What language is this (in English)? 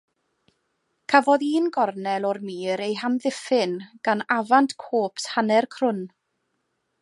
Welsh